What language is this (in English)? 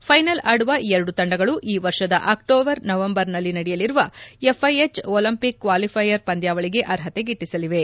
Kannada